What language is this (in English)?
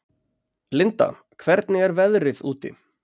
Icelandic